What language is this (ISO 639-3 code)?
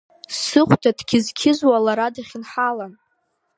abk